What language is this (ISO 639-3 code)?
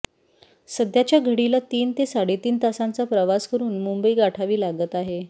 mar